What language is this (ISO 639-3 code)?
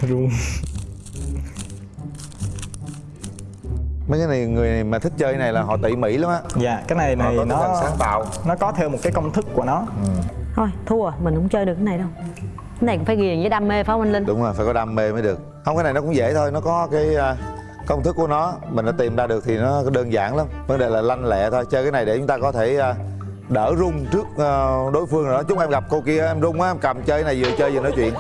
vie